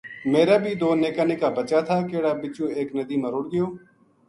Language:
Gujari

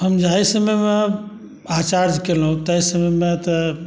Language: Maithili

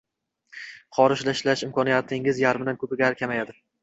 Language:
Uzbek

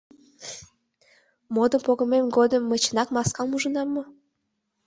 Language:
Mari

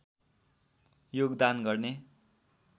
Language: Nepali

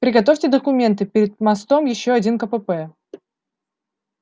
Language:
Russian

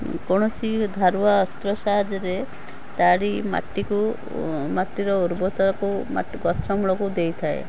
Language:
Odia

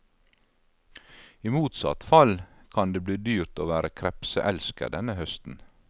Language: Norwegian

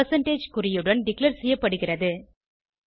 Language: Tamil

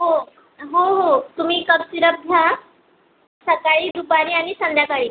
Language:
Marathi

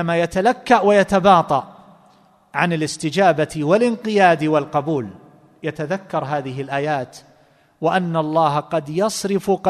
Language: Arabic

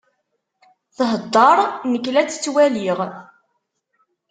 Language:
Kabyle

